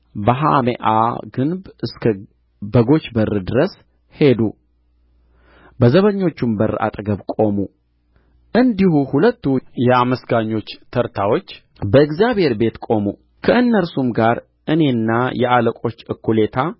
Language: Amharic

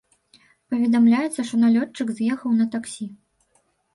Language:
Belarusian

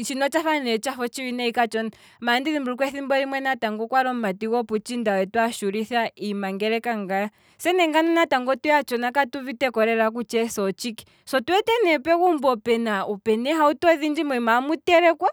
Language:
Kwambi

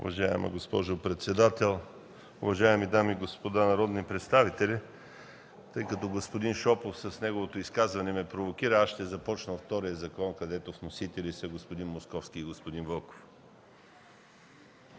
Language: Bulgarian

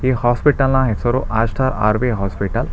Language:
Kannada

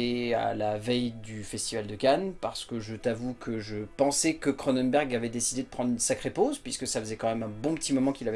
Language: French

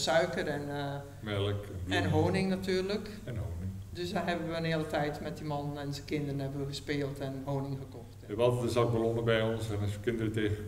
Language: Dutch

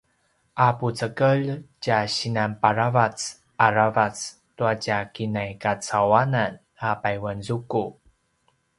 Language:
Paiwan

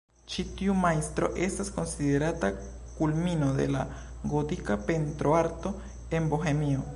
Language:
Esperanto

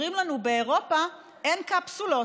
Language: Hebrew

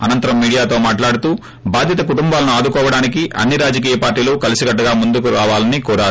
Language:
Telugu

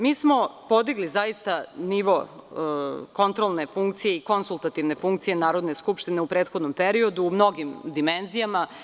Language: Serbian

